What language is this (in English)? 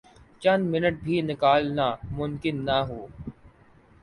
Urdu